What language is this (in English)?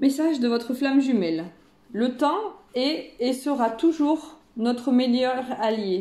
French